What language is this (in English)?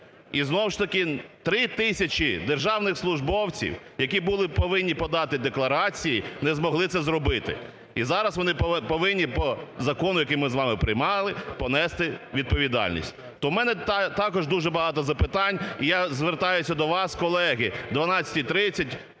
Ukrainian